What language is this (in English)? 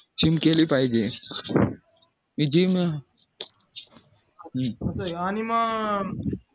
Marathi